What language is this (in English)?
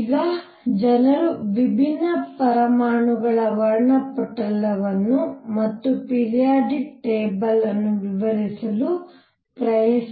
Kannada